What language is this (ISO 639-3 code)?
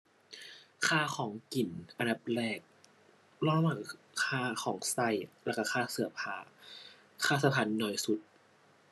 tha